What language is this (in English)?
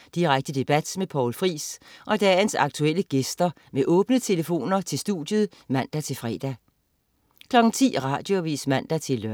Danish